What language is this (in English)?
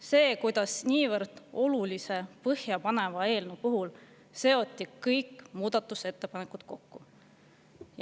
Estonian